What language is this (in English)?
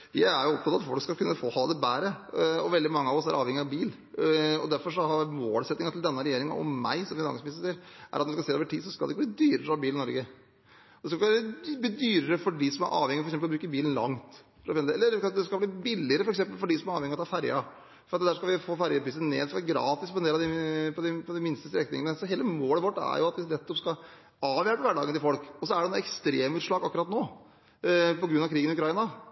Norwegian Bokmål